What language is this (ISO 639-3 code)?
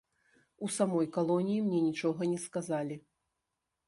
bel